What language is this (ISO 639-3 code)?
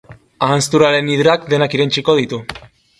eus